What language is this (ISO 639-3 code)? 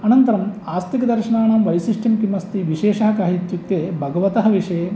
san